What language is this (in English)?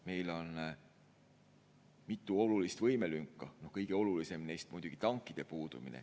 Estonian